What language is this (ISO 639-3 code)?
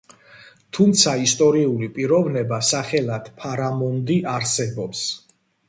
kat